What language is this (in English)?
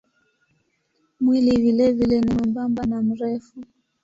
Swahili